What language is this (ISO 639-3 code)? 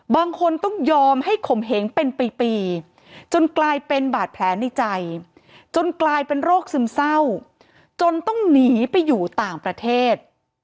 tha